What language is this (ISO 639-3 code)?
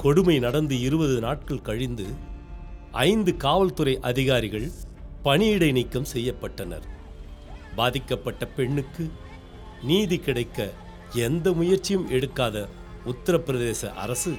tam